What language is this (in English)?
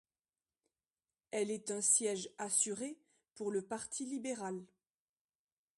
French